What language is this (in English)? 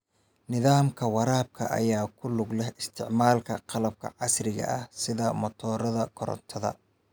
Somali